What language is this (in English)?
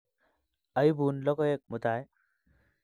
Kalenjin